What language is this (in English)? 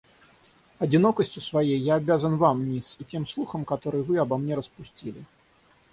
Russian